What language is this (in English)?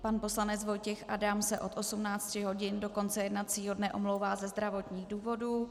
Czech